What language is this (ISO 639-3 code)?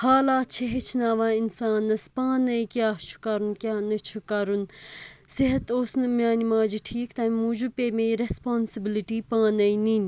kas